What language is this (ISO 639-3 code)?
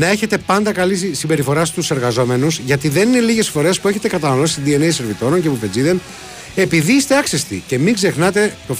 ell